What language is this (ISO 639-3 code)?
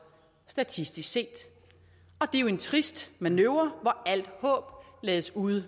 dan